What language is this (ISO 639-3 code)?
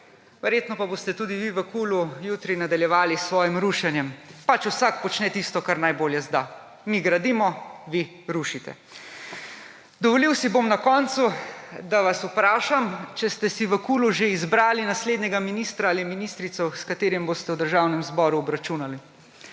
slv